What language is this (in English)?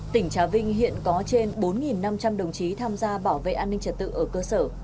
Vietnamese